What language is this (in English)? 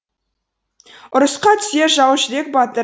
Kazakh